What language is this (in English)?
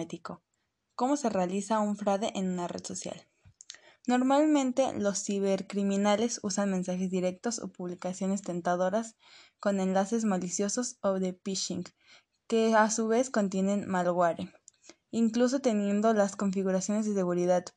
Spanish